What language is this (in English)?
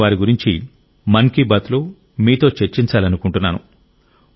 Telugu